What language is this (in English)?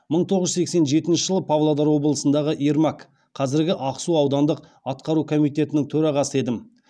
Kazakh